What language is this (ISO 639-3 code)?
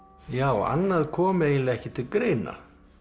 isl